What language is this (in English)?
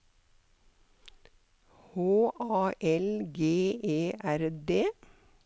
Norwegian